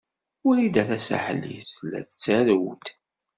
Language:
Kabyle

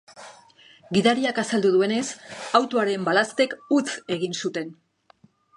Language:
Basque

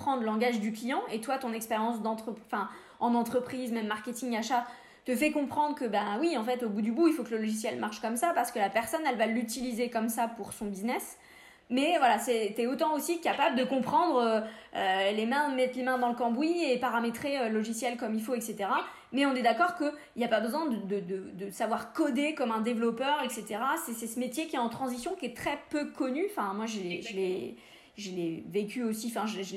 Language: French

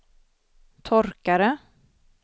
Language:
Swedish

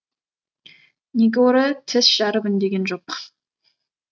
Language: Kazakh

